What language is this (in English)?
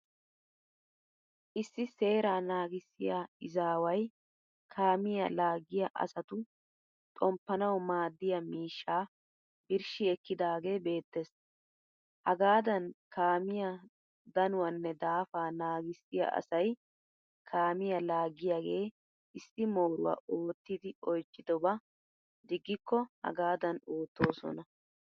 Wolaytta